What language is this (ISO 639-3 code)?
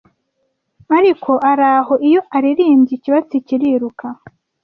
kin